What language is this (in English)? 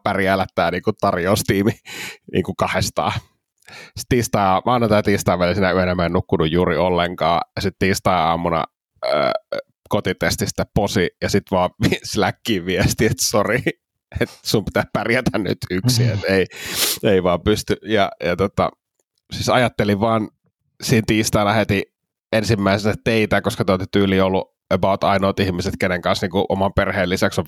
Finnish